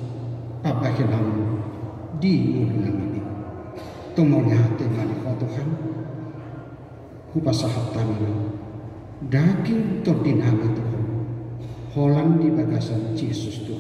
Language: Indonesian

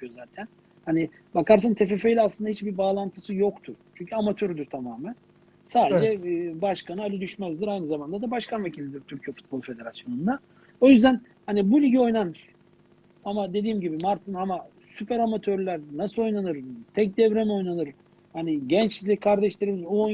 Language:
Turkish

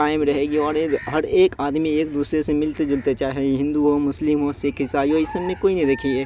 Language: Urdu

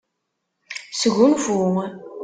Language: Kabyle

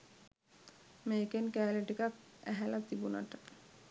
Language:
Sinhala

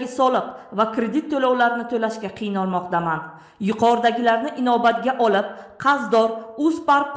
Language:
Turkish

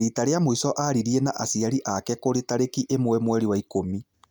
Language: Kikuyu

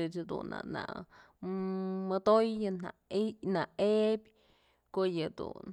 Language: Mazatlán Mixe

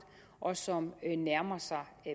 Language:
Danish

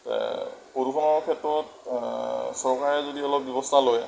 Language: Assamese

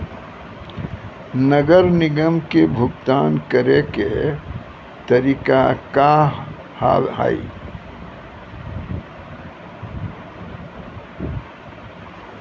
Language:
Maithili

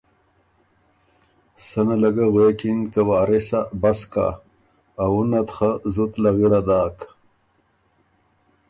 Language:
Ormuri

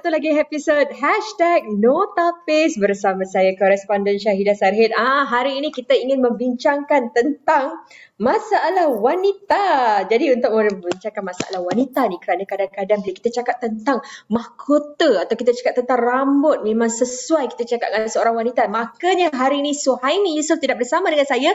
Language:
Malay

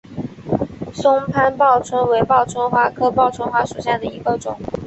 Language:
Chinese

